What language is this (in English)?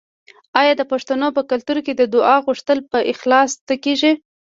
Pashto